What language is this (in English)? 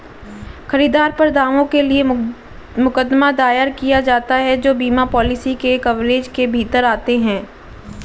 Hindi